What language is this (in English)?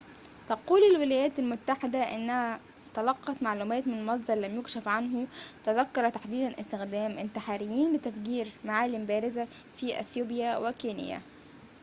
Arabic